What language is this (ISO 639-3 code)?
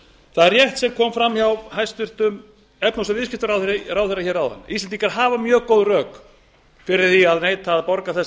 isl